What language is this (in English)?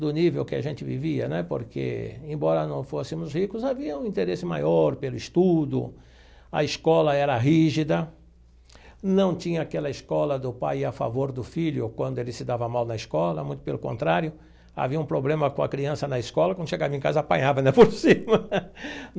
Portuguese